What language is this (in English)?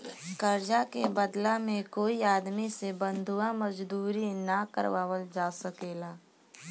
Bhojpuri